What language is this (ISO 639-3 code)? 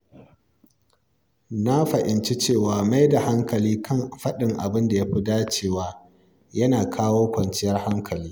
hau